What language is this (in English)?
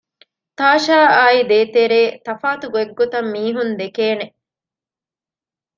Divehi